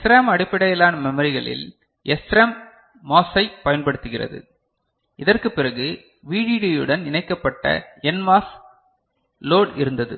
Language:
Tamil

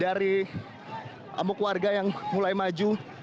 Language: Indonesian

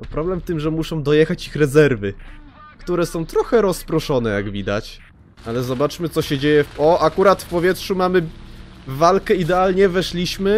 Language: Polish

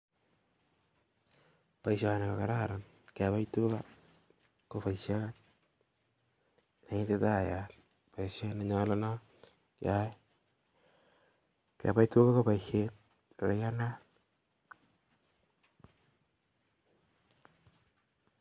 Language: Kalenjin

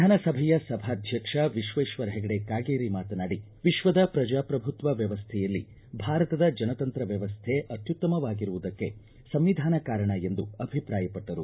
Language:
Kannada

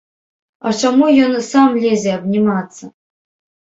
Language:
Belarusian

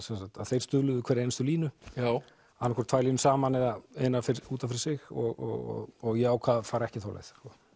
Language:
Icelandic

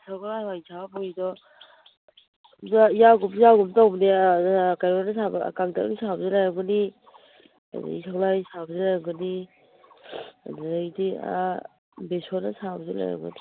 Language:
Manipuri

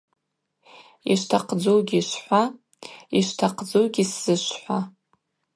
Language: Abaza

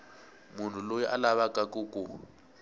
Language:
Tsonga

